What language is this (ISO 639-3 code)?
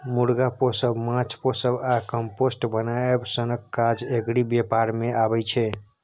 mai